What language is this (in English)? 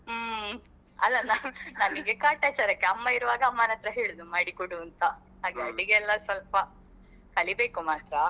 Kannada